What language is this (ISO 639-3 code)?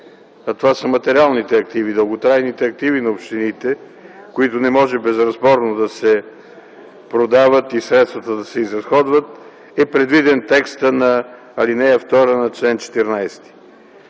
bul